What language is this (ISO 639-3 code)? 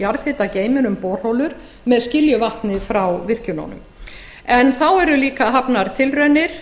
isl